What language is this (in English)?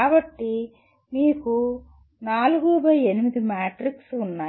Telugu